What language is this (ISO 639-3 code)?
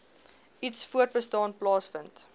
afr